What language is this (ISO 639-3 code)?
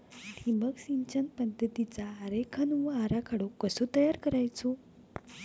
mar